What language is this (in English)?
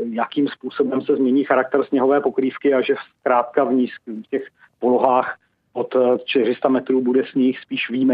Czech